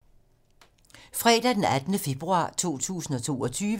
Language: Danish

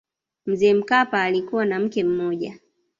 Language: Swahili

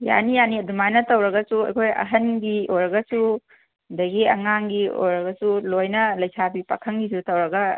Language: Manipuri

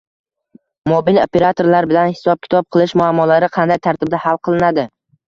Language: Uzbek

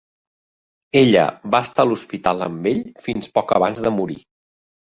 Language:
Catalan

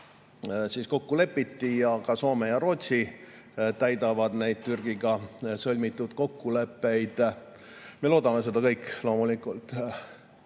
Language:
Estonian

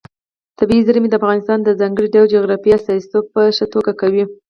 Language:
Pashto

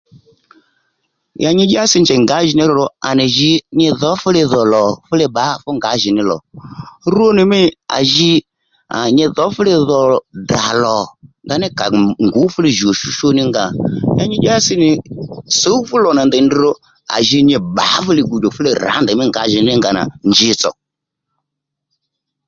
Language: Lendu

